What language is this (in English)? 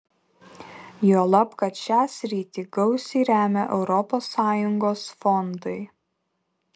Lithuanian